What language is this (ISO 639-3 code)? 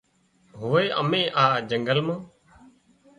kxp